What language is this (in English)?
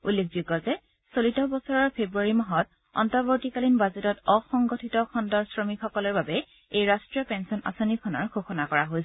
Assamese